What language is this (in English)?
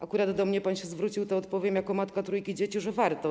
Polish